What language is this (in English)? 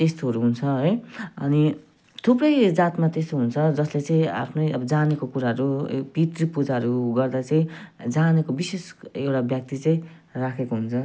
Nepali